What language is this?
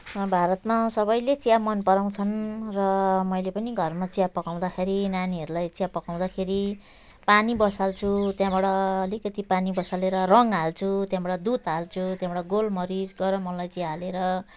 Nepali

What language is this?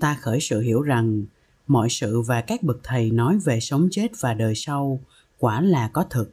Vietnamese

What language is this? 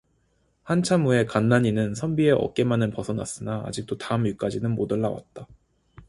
Korean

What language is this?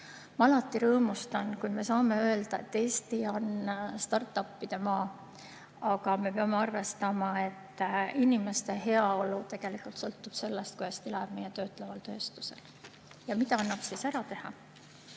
Estonian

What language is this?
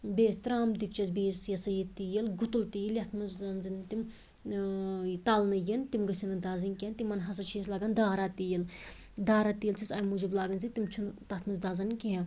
Kashmiri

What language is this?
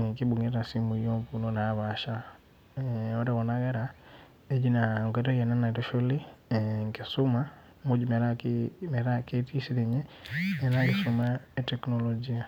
Masai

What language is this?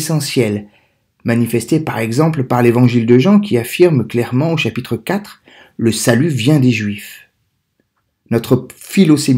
French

